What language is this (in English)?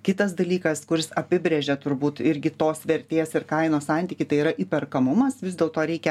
Lithuanian